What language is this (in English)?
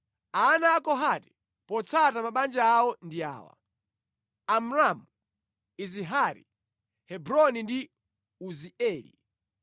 Nyanja